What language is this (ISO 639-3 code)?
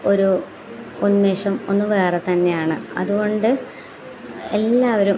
mal